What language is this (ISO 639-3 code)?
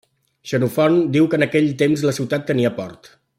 cat